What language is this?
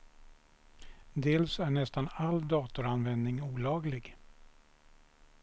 Swedish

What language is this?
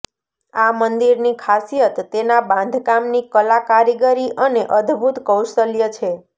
Gujarati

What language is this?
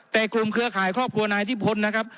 Thai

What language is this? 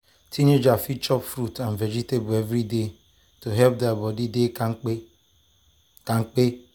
Nigerian Pidgin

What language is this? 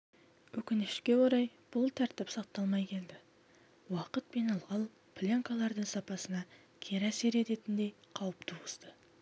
Kazakh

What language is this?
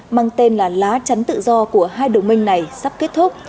Vietnamese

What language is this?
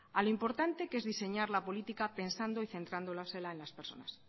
Spanish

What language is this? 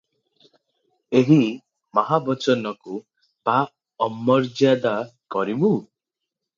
Odia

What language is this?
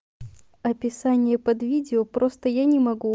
Russian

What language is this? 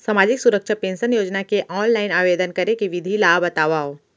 Chhattisgarhi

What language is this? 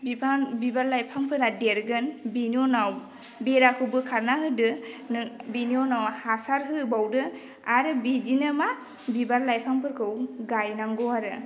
Bodo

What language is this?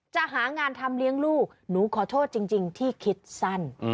Thai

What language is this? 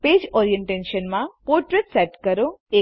Gujarati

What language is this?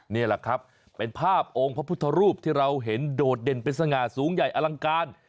Thai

